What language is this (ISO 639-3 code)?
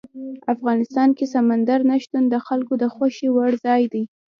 pus